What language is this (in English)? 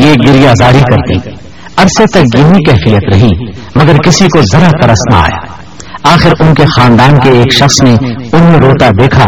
Urdu